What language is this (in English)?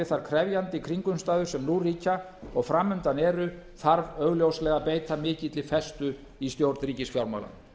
Icelandic